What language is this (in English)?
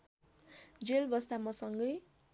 Nepali